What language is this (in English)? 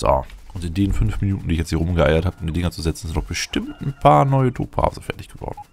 German